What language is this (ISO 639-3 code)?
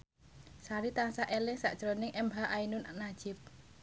jav